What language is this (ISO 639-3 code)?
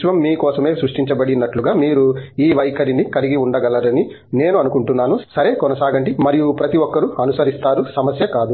tel